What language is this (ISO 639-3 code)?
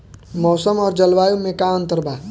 bho